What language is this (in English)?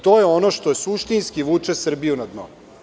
Serbian